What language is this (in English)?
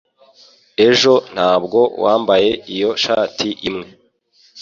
Kinyarwanda